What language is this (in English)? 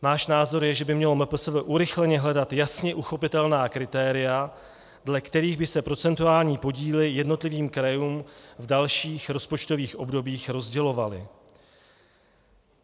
Czech